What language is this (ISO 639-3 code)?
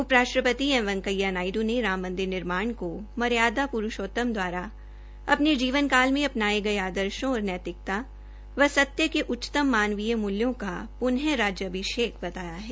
hin